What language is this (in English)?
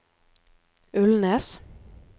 Norwegian